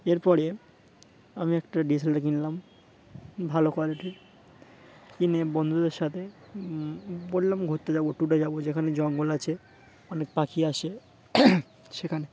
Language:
Bangla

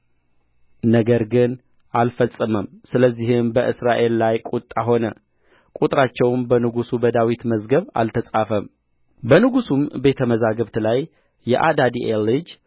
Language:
Amharic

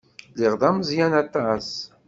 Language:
Kabyle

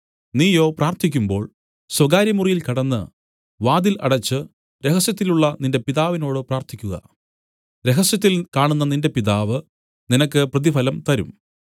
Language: Malayalam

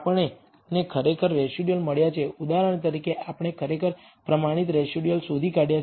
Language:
Gujarati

